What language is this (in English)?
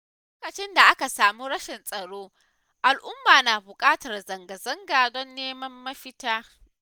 Hausa